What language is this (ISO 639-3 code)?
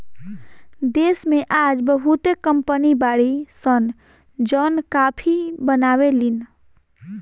bho